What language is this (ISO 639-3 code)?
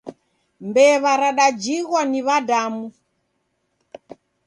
dav